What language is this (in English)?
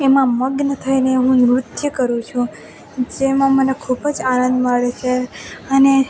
Gujarati